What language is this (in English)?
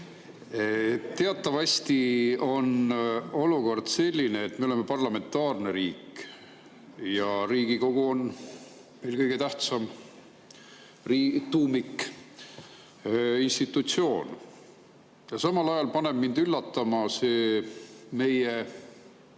Estonian